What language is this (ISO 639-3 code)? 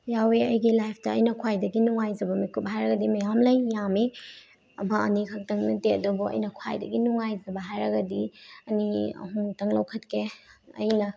mni